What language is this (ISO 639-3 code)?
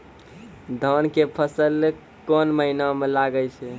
mai